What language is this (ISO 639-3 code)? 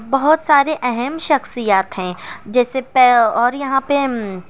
urd